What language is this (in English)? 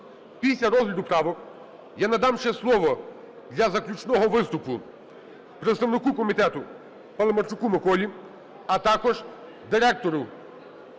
Ukrainian